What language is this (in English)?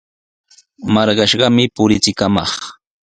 Sihuas Ancash Quechua